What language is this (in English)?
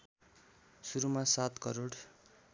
Nepali